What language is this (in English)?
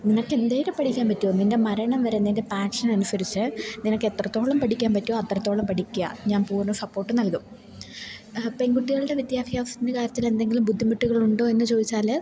Malayalam